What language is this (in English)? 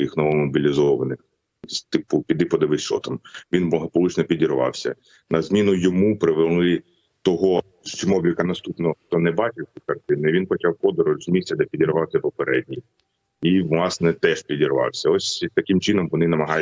Ukrainian